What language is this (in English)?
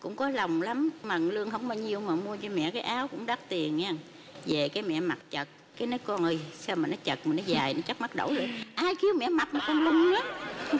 Vietnamese